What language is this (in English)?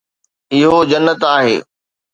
Sindhi